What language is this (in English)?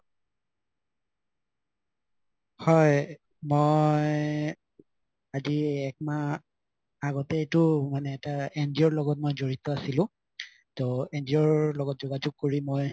Assamese